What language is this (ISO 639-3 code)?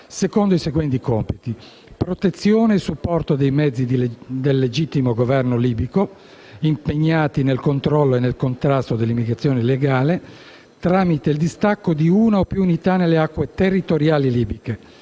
ita